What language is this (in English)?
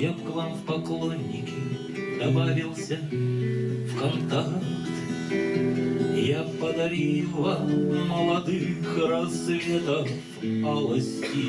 Russian